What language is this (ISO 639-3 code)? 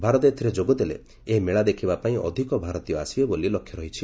ori